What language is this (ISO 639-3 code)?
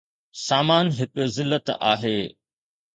snd